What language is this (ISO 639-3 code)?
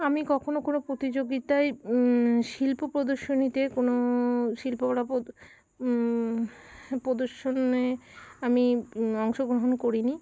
ben